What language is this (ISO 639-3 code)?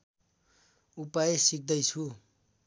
nep